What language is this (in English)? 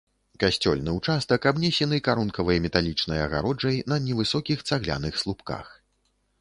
Belarusian